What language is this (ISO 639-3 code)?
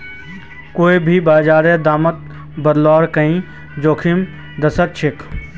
mag